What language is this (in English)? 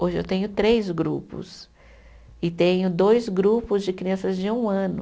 Portuguese